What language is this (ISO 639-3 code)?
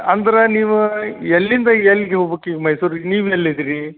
kan